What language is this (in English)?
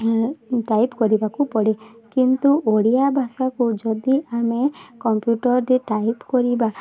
Odia